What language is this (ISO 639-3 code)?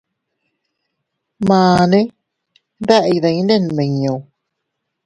cut